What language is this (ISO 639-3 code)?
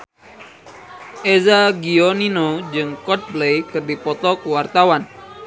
sun